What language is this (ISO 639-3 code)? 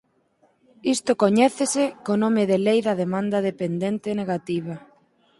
glg